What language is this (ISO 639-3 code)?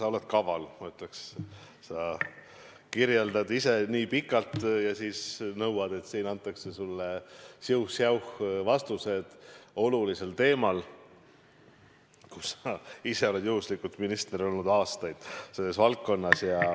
est